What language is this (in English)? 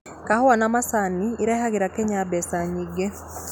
Kikuyu